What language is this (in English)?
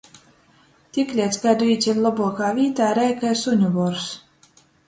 Latgalian